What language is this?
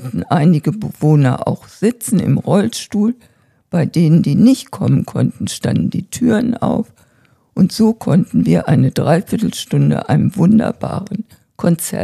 German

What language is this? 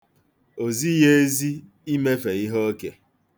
Igbo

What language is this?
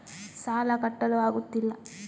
Kannada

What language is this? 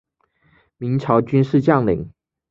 Chinese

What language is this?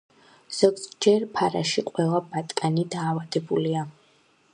Georgian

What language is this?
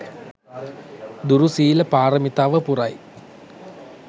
Sinhala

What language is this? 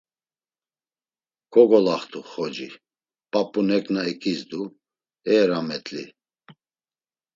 Laz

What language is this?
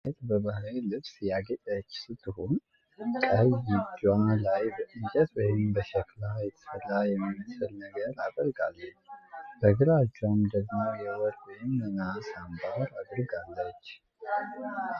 Amharic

